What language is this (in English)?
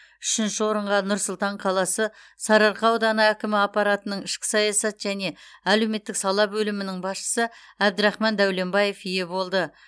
Kazakh